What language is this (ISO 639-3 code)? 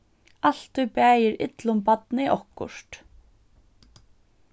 fao